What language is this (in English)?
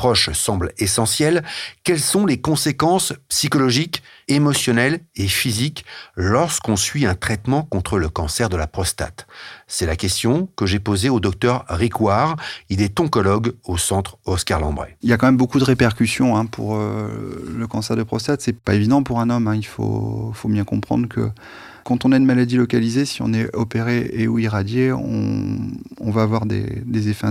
French